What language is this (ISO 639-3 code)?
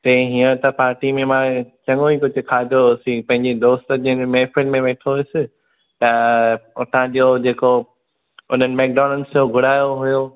snd